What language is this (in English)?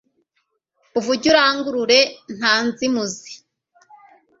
Kinyarwanda